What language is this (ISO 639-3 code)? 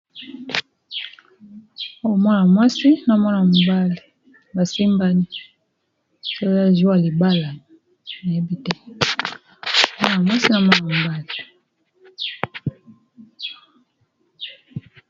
lin